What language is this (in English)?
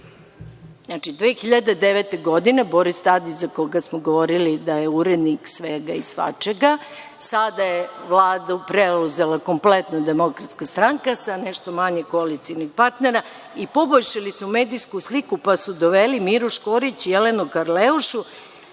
Serbian